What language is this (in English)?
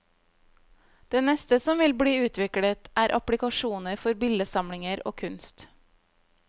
Norwegian